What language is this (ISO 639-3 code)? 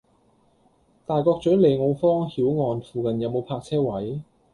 yue